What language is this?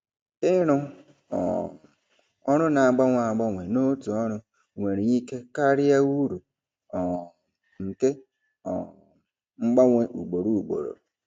Igbo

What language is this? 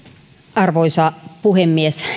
Finnish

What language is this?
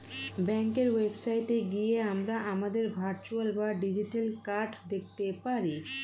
Bangla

